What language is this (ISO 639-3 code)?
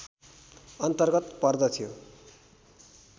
nep